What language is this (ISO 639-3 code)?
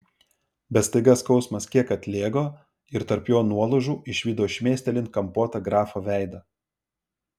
lit